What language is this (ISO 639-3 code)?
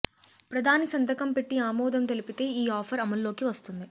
tel